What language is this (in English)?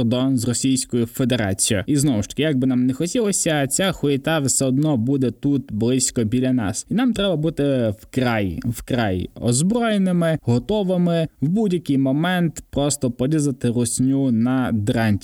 Ukrainian